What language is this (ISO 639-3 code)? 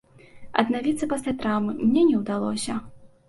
bel